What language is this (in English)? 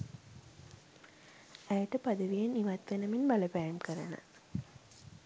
Sinhala